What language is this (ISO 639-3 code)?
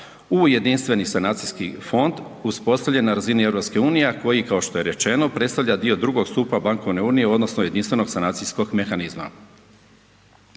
hrv